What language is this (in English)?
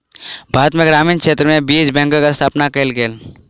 Maithili